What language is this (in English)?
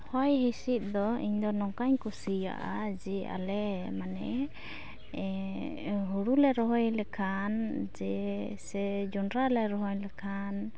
Santali